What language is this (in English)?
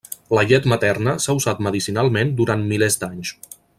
Catalan